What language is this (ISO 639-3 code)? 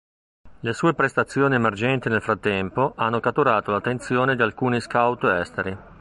ita